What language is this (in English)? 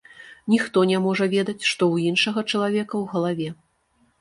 Belarusian